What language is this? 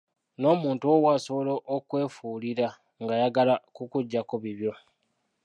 Ganda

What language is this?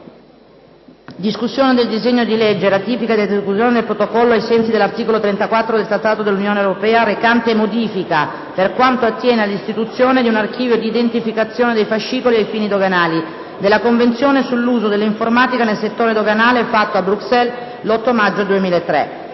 Italian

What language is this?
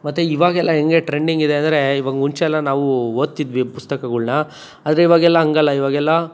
Kannada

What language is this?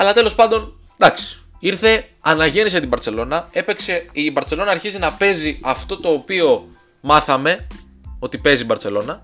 Greek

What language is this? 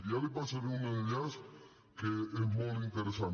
Catalan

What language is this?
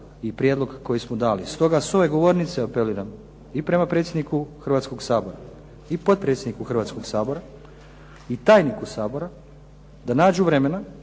Croatian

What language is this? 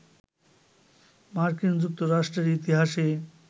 Bangla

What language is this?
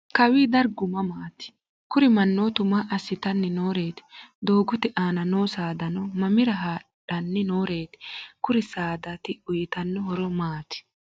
Sidamo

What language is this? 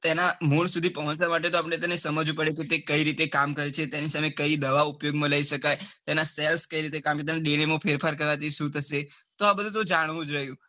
Gujarati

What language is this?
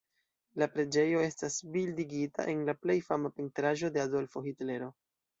Esperanto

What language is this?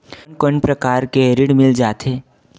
Chhattisgarhi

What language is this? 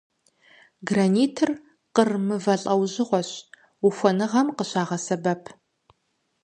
Kabardian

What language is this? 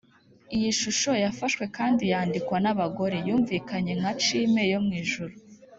Kinyarwanda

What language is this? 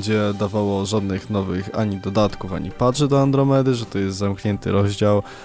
Polish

